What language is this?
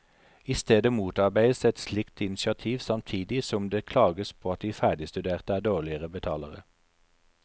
Norwegian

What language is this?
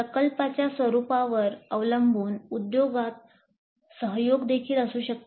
Marathi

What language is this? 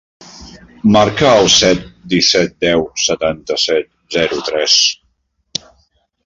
Catalan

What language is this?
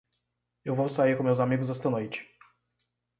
Portuguese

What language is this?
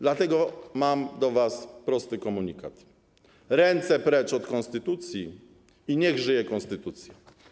Polish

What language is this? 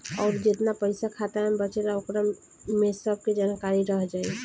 Bhojpuri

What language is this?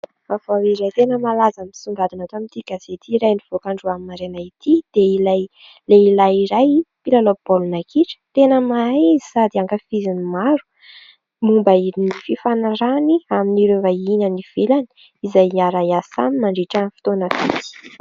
Malagasy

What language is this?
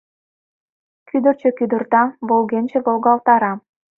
Mari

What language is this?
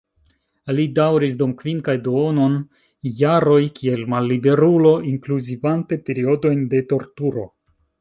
Esperanto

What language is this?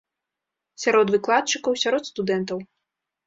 Belarusian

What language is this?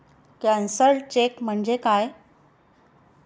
Marathi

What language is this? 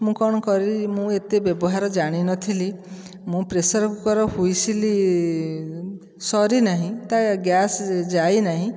Odia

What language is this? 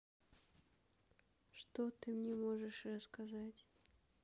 Russian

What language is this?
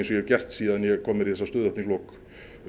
Icelandic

